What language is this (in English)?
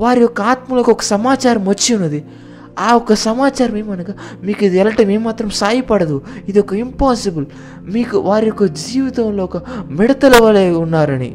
Telugu